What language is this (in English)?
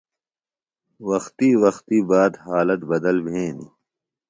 Phalura